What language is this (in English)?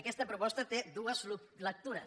Catalan